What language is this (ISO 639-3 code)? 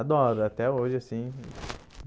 por